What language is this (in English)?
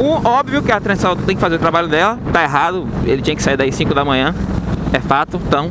Portuguese